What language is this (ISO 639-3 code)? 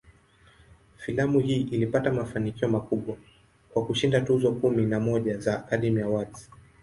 swa